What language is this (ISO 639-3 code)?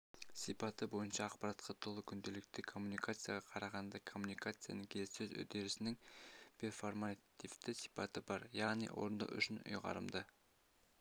kaz